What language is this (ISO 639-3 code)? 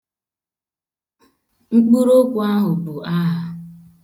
ibo